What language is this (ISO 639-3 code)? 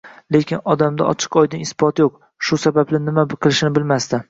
uzb